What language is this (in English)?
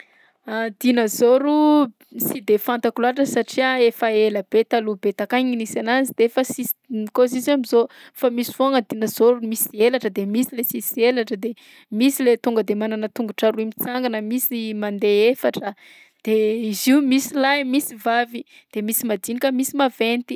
Southern Betsimisaraka Malagasy